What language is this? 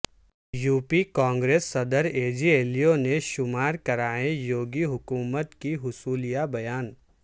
Urdu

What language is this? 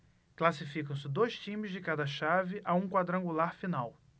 Portuguese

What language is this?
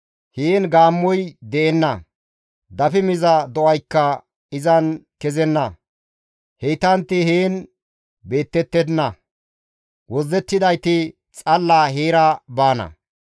Gamo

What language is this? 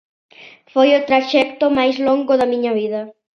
Galician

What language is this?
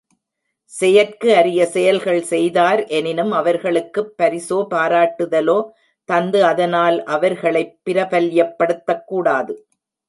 Tamil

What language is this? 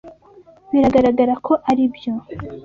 Kinyarwanda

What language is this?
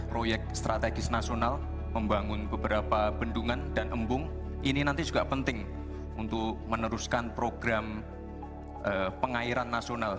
Indonesian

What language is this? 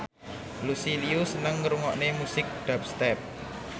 Javanese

